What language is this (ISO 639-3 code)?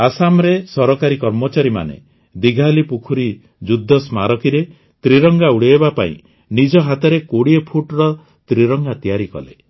ori